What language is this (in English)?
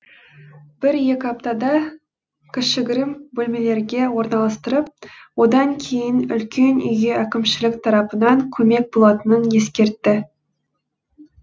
Kazakh